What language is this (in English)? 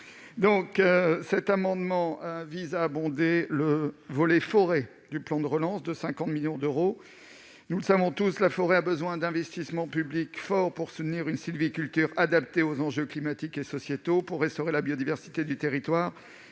French